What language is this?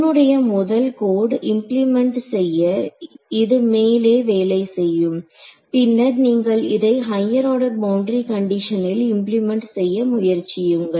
Tamil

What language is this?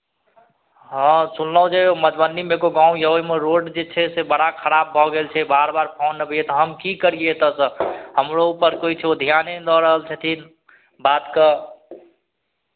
Maithili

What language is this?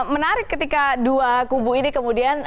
Indonesian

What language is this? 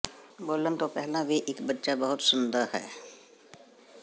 Punjabi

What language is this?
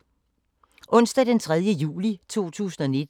Danish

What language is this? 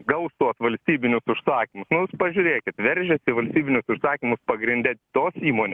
Lithuanian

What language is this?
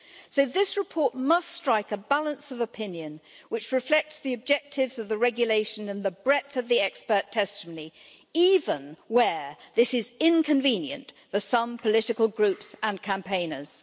English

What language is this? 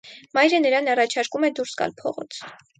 Armenian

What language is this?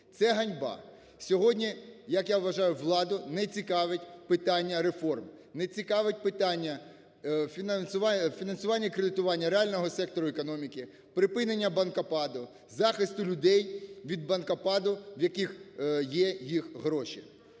Ukrainian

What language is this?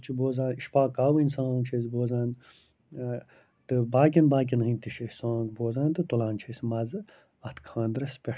Kashmiri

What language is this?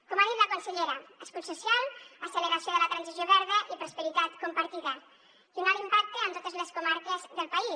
Catalan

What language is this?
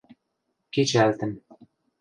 Western Mari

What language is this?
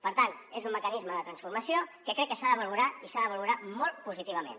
Catalan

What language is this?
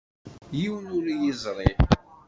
Kabyle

